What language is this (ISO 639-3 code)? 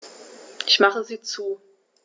deu